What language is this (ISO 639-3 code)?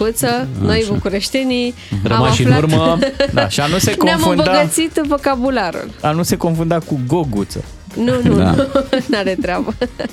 ron